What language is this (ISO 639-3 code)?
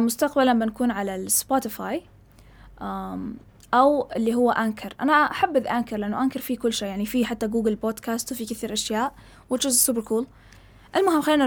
ara